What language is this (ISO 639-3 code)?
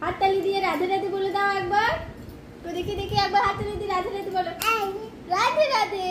hin